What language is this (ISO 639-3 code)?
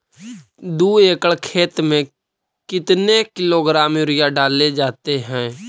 mag